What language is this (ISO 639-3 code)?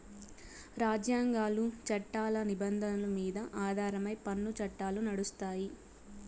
tel